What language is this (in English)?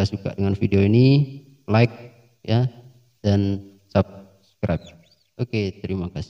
Indonesian